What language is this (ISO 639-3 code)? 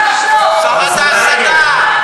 heb